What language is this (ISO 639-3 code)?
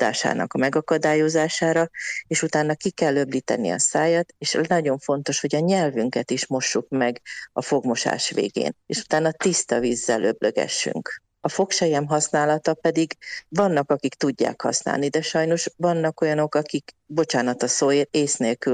hun